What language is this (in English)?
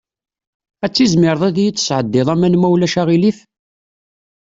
Kabyle